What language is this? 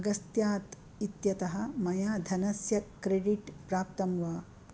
Sanskrit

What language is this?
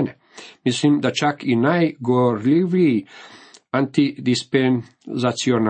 Croatian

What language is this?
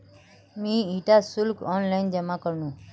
Magahi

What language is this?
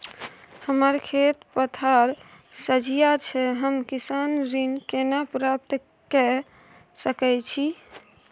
Maithili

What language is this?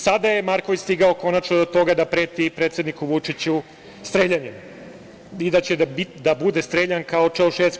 Serbian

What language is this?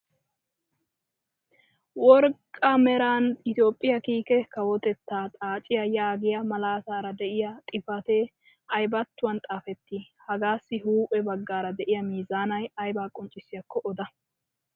Wolaytta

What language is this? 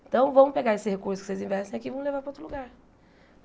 Portuguese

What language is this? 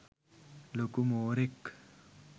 Sinhala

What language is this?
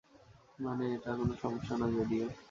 Bangla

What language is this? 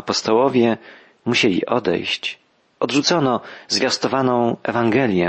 Polish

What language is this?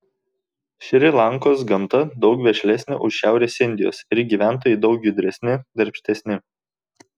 Lithuanian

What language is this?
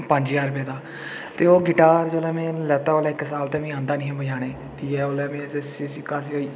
Dogri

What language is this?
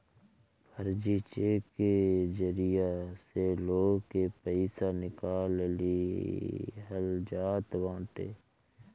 Bhojpuri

